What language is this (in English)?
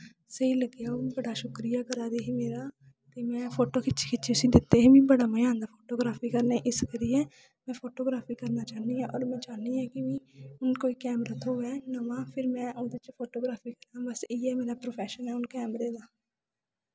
Dogri